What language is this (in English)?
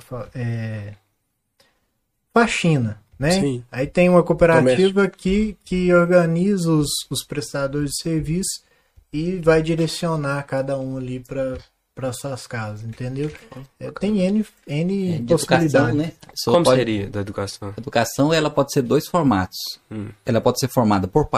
Portuguese